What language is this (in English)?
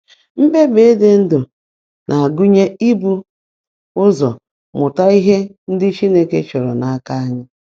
Igbo